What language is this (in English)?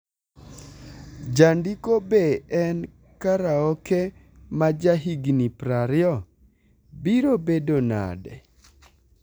Luo (Kenya and Tanzania)